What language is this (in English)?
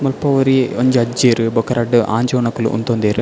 Tulu